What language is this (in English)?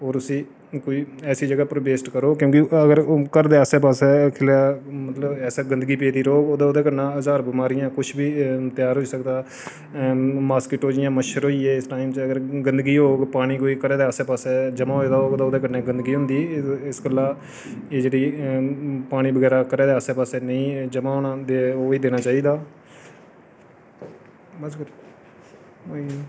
Dogri